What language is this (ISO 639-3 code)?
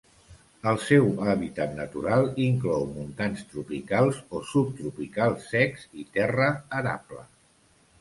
cat